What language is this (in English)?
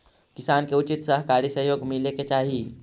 Magahi